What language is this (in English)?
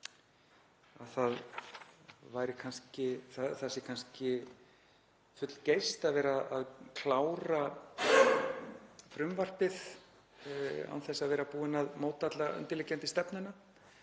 Icelandic